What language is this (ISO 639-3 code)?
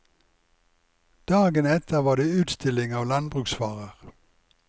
nor